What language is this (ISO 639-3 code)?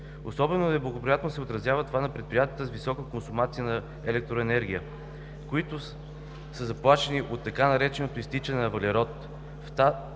bul